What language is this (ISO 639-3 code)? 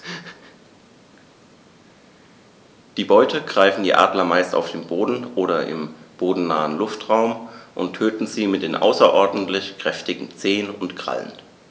deu